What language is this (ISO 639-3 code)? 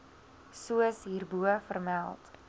afr